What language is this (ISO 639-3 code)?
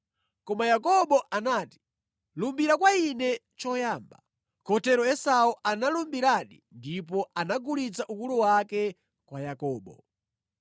nya